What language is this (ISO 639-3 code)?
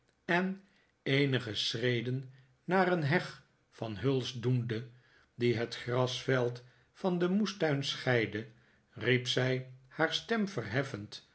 nld